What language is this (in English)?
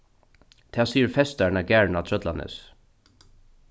Faroese